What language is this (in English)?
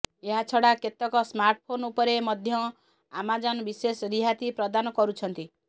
Odia